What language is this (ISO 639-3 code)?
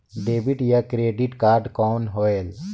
hne